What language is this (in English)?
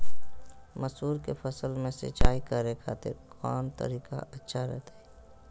Magahi